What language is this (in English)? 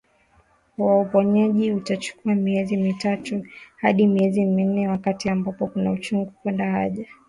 Swahili